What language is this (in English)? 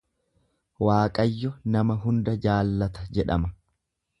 Oromo